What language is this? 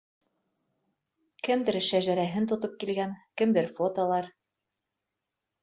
Bashkir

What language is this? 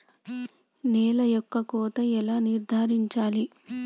Telugu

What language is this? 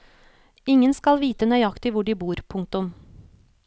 Norwegian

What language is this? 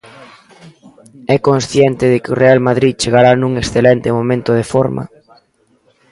Galician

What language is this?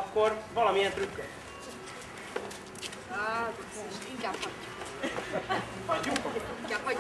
Hungarian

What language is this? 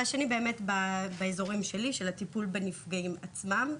Hebrew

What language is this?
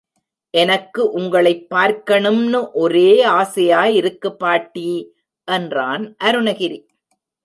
Tamil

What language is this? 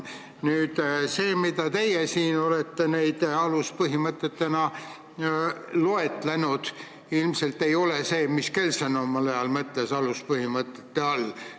Estonian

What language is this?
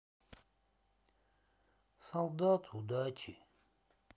Russian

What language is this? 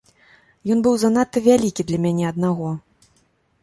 Belarusian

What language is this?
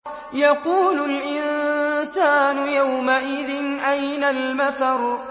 Arabic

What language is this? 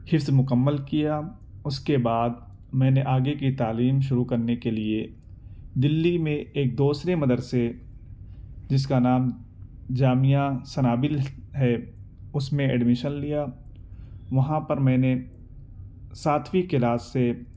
Urdu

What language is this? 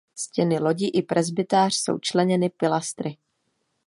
Czech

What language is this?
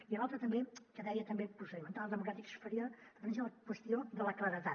Catalan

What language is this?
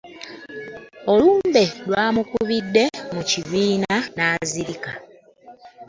Ganda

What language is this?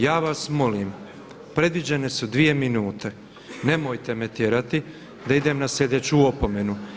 Croatian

